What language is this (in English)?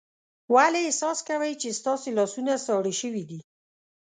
Pashto